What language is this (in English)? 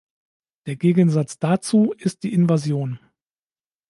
German